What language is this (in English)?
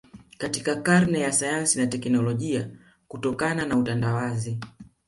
Swahili